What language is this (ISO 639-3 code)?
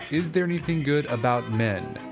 eng